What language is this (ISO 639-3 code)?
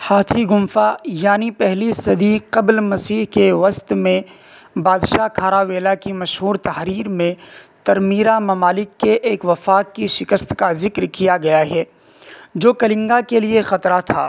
urd